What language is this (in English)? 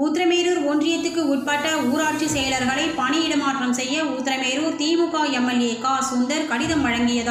Hindi